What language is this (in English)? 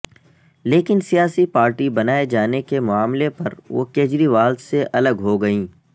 Urdu